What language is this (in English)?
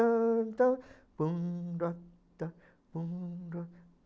Portuguese